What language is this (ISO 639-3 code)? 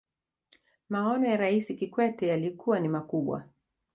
swa